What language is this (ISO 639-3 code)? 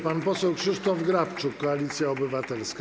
pol